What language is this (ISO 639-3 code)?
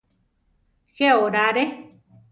tar